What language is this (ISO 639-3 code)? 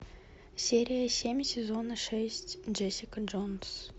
rus